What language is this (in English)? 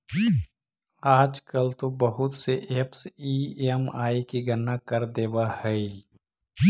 Magahi